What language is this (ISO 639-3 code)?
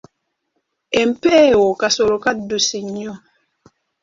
lug